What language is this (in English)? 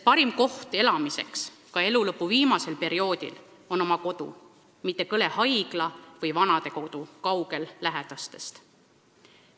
Estonian